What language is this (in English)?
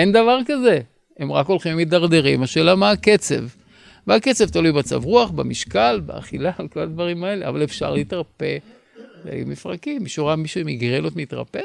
Hebrew